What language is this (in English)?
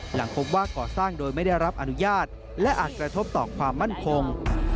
Thai